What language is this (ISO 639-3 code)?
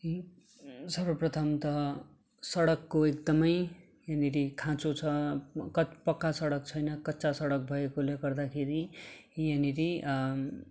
nep